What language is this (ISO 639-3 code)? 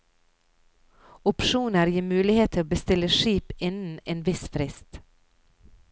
nor